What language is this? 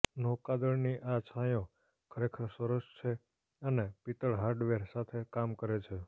Gujarati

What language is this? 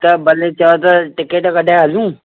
Sindhi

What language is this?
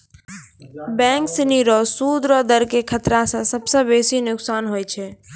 Maithili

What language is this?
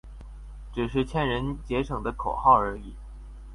Chinese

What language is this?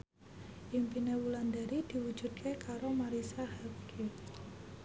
Javanese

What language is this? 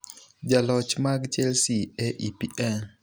Luo (Kenya and Tanzania)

